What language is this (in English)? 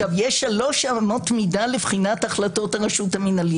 Hebrew